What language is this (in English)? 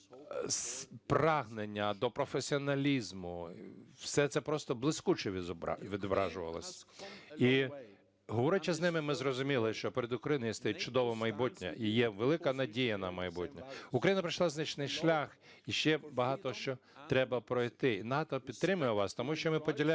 Ukrainian